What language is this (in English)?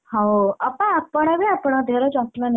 Odia